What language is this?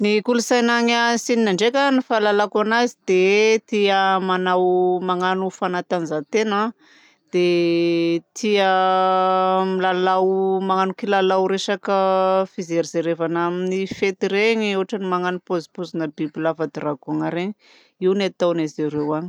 Southern Betsimisaraka Malagasy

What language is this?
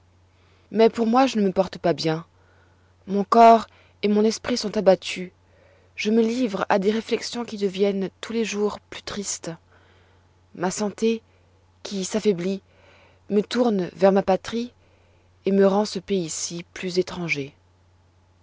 French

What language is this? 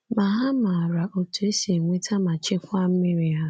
Igbo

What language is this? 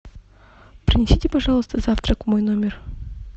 Russian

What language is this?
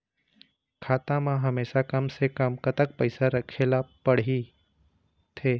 Chhattisgarhi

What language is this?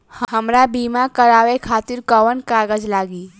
Bhojpuri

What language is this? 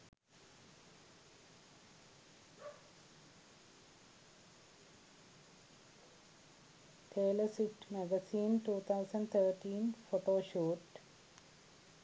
Sinhala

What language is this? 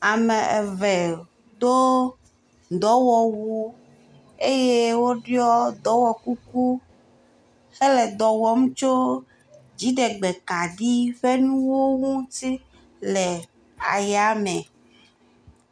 Ewe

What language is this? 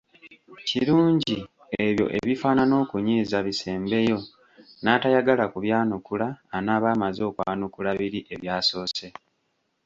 Ganda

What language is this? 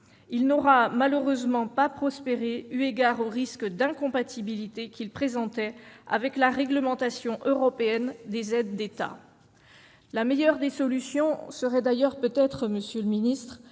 French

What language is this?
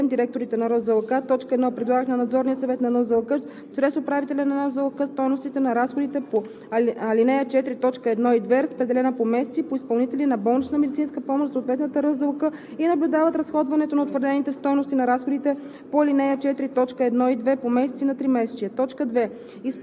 Bulgarian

